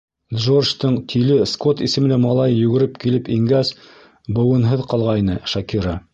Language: Bashkir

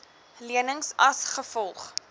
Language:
Afrikaans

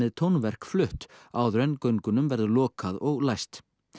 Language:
Icelandic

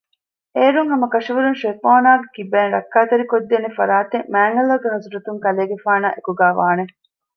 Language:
Divehi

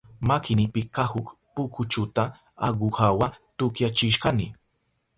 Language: Southern Pastaza Quechua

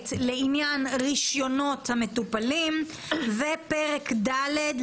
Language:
Hebrew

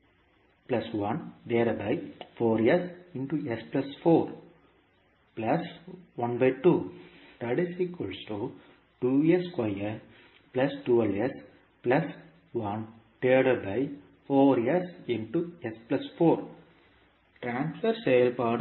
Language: Tamil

